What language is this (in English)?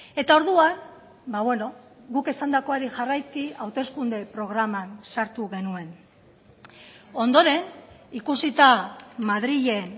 Basque